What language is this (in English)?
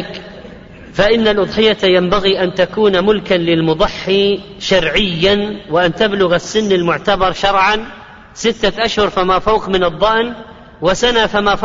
Arabic